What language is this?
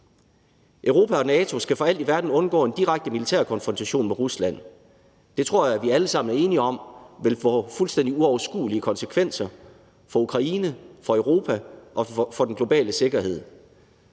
Danish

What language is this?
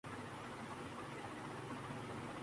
Urdu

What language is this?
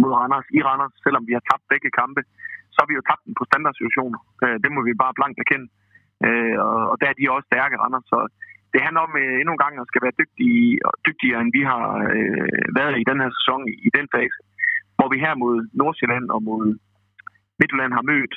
Danish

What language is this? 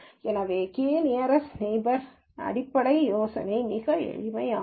Tamil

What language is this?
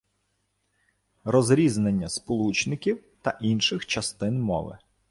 Ukrainian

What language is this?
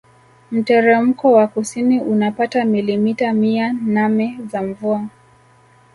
Swahili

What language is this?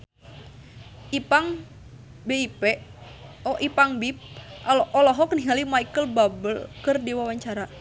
Sundanese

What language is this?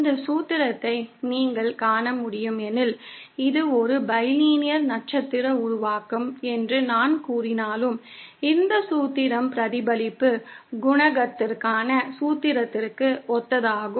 Tamil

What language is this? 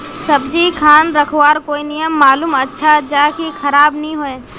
Magahi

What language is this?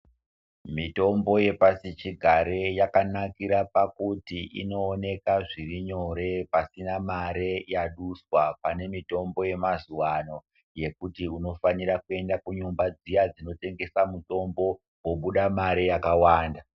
Ndau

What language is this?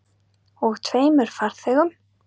Icelandic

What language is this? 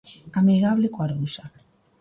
Galician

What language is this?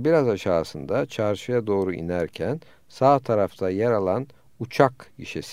Turkish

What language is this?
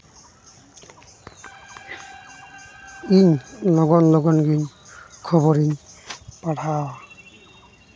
Santali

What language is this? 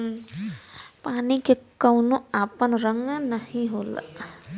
Bhojpuri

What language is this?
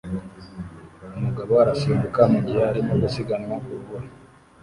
Kinyarwanda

